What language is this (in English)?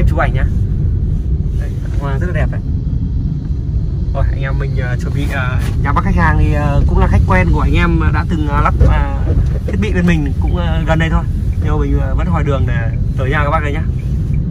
Vietnamese